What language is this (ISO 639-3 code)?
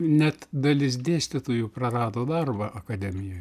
lit